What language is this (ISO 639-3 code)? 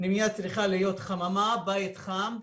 heb